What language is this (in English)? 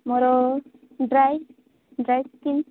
Odia